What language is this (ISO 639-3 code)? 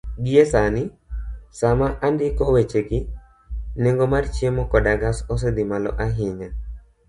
luo